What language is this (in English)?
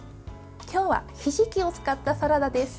Japanese